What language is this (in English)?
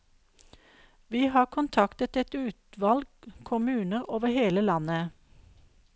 Norwegian